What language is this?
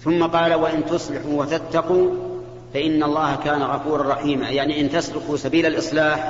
Arabic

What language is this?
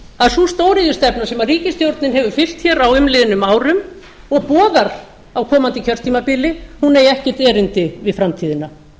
Icelandic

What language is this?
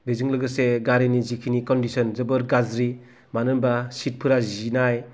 Bodo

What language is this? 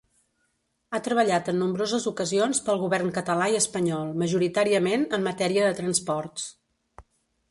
Catalan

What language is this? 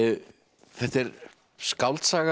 Icelandic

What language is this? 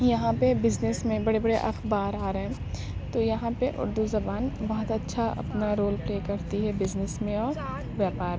Urdu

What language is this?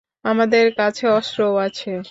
Bangla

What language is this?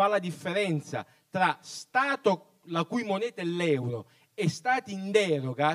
Italian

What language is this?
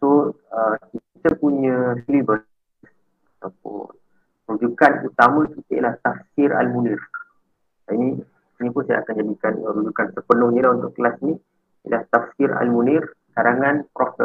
Malay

